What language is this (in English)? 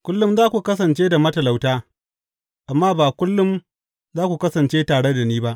Hausa